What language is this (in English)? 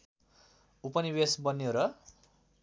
Nepali